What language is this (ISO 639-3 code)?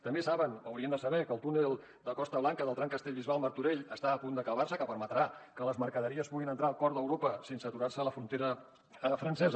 cat